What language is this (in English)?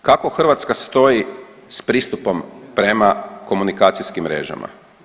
Croatian